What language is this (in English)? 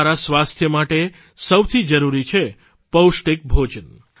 Gujarati